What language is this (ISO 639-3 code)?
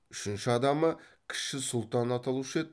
kaz